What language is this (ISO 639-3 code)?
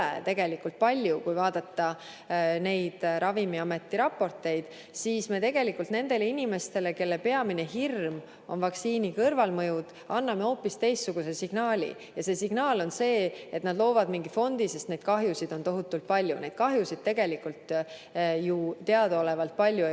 est